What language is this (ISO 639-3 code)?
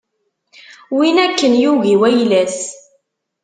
kab